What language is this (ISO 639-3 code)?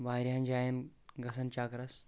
kas